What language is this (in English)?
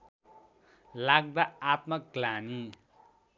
Nepali